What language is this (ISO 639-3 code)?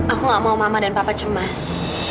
ind